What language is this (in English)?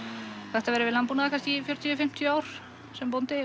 Icelandic